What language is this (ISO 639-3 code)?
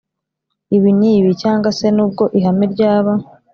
kin